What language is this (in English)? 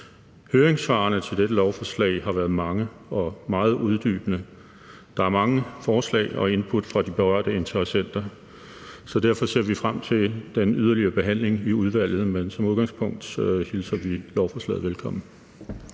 Danish